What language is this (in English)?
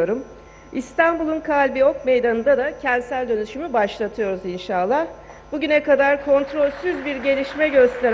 Turkish